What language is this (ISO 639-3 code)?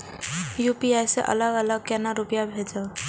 mai